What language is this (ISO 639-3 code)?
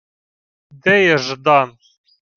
ukr